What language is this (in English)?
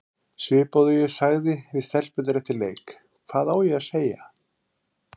Icelandic